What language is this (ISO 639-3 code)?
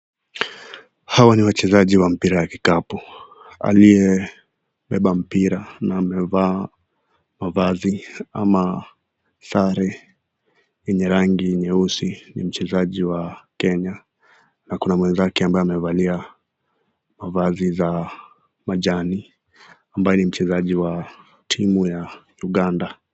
swa